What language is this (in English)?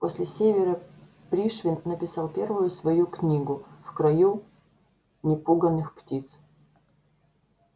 Russian